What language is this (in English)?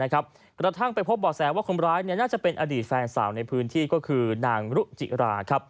Thai